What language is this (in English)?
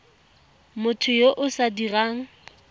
Tswana